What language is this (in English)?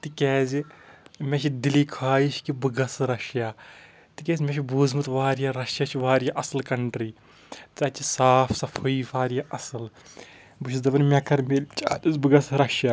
Kashmiri